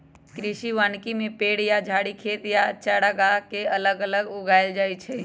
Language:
Magahi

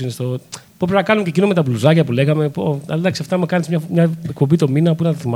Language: Greek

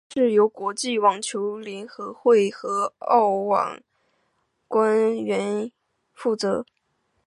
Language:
Chinese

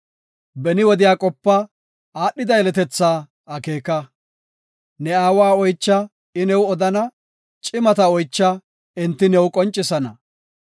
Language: Gofa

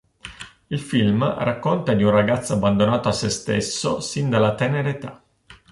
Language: Italian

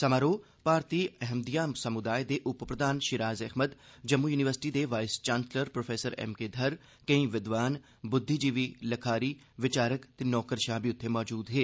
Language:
Dogri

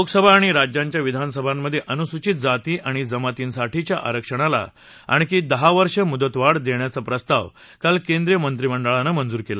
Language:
Marathi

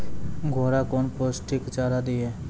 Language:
Maithili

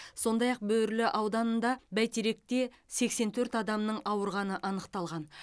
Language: Kazakh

